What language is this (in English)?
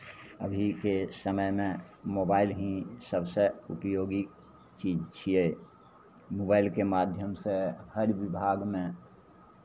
Maithili